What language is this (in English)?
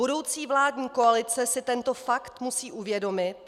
Czech